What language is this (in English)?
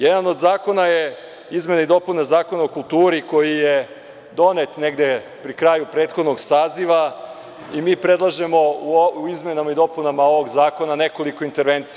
Serbian